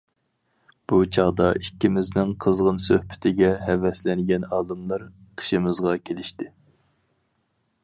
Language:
Uyghur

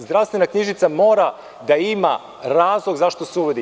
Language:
Serbian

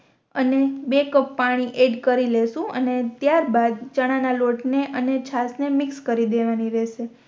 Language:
Gujarati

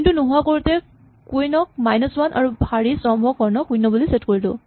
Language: Assamese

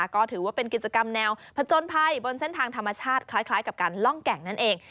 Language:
Thai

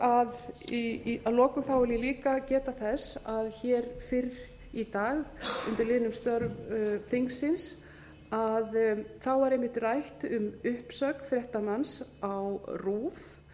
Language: Icelandic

